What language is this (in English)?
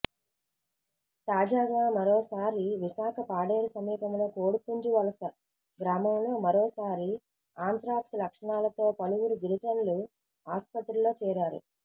Telugu